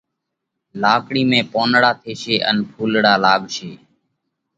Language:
Parkari Koli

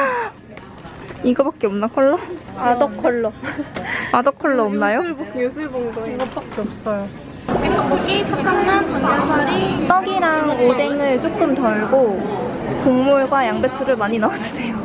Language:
Korean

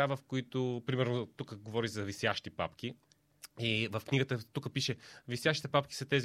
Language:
Bulgarian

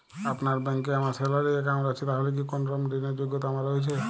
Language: Bangla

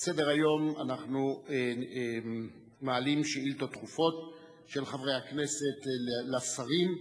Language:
Hebrew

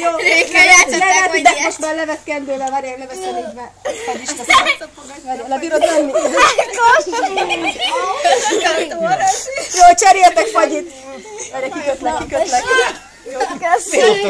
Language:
Hungarian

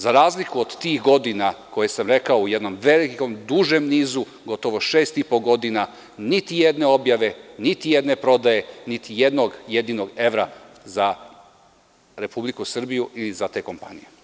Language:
Serbian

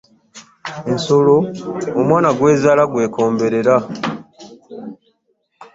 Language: Ganda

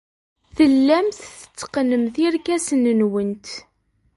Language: Kabyle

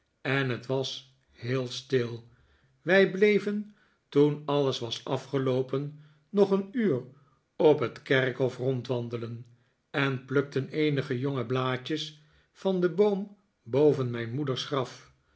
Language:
Dutch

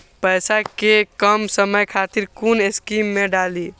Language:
Maithili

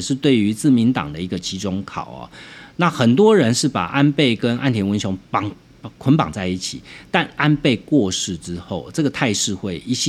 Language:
Chinese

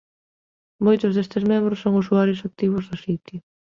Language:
Galician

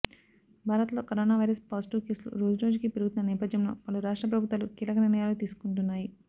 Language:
Telugu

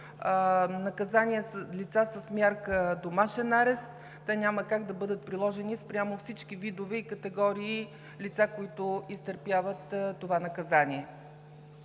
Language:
Bulgarian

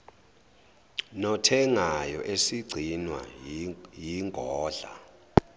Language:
Zulu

